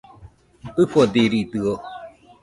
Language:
Nüpode Huitoto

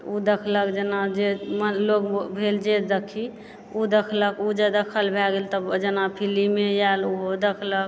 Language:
Maithili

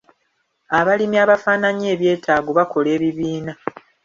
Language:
Ganda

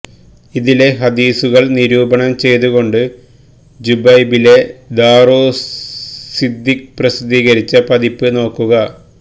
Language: Malayalam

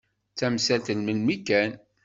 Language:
Kabyle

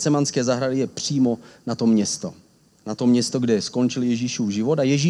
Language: Czech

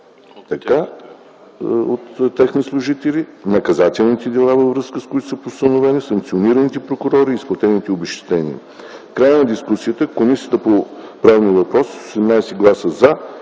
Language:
Bulgarian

